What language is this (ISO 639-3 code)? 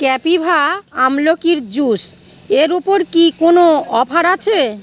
ben